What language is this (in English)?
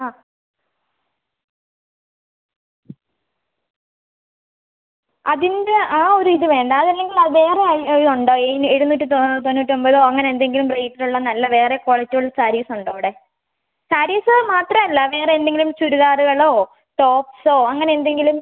Malayalam